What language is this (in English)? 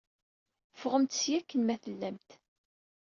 Kabyle